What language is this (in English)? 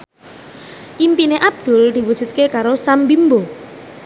Javanese